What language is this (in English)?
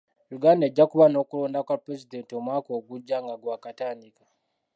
Ganda